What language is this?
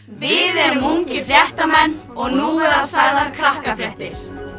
Icelandic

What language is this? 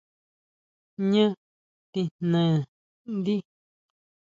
Huautla Mazatec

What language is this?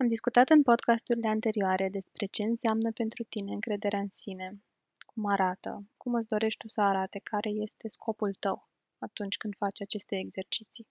Romanian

